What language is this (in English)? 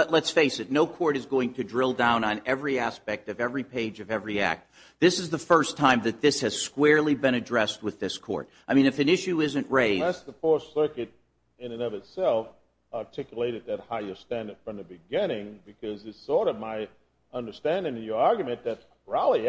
English